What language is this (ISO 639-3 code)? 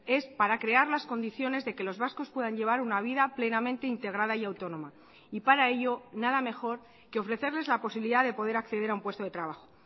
spa